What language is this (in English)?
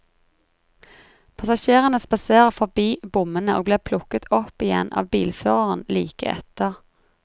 Norwegian